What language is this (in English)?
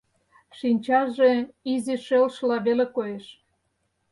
Mari